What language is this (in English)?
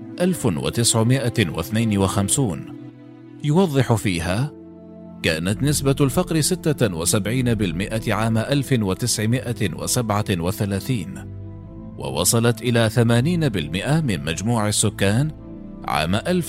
Arabic